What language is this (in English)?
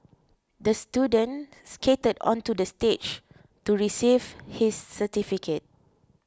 English